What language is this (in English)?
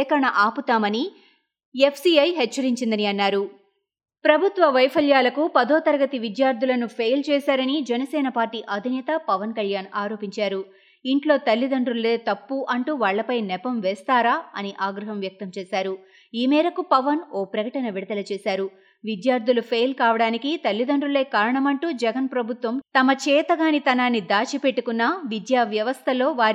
Telugu